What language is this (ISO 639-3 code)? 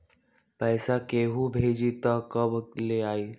mag